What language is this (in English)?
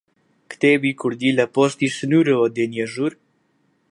Central Kurdish